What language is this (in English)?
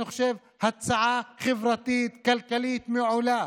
Hebrew